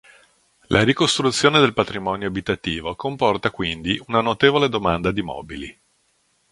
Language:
Italian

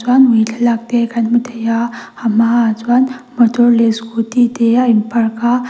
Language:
Mizo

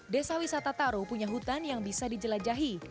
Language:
Indonesian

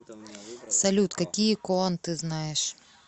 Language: Russian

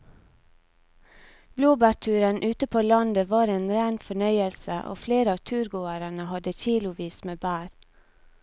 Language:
Norwegian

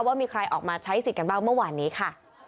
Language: Thai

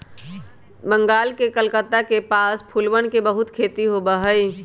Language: Magahi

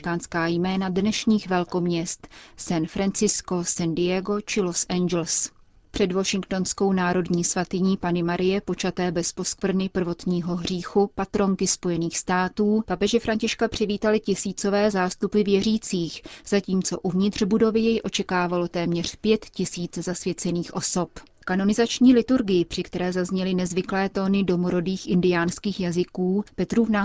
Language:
Czech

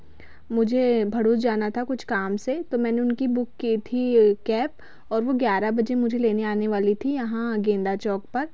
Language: Hindi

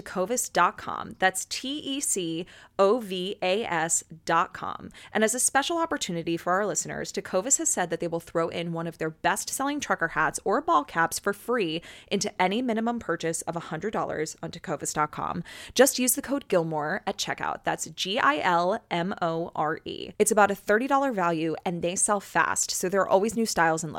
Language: English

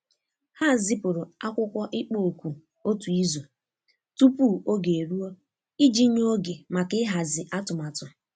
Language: Igbo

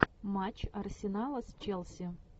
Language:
Russian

